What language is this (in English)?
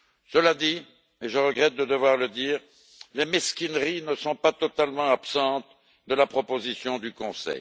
French